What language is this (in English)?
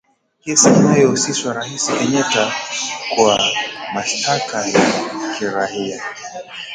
Swahili